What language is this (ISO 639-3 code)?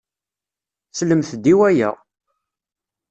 kab